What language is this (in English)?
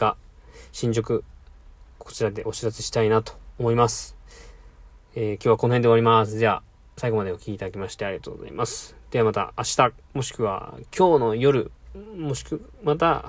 Japanese